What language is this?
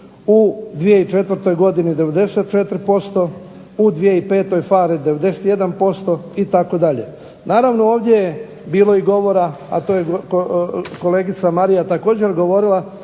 Croatian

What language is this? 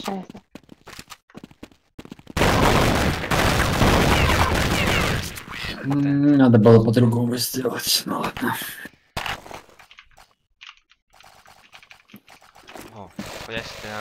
Russian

